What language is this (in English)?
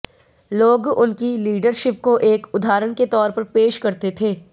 Hindi